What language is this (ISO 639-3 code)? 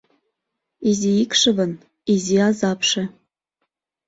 chm